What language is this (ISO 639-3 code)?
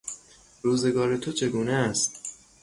fas